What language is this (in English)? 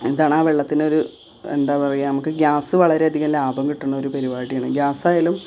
Malayalam